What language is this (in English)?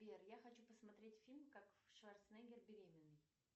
Russian